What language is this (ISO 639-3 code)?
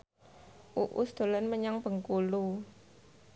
jav